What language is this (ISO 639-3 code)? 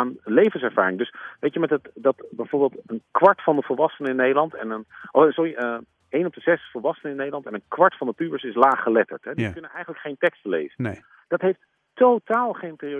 nld